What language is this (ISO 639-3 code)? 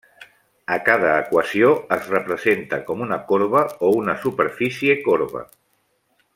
cat